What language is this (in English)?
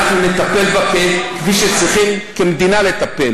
Hebrew